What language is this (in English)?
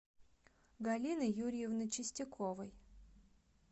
Russian